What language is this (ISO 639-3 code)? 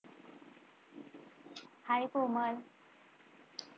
mar